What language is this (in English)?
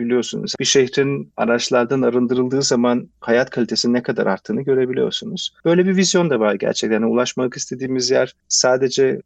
Turkish